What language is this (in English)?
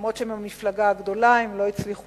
Hebrew